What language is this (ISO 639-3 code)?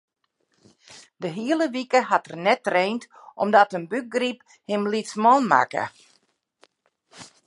fry